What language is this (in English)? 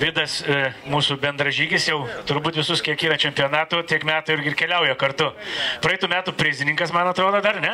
Romanian